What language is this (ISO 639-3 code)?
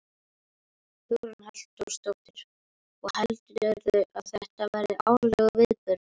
isl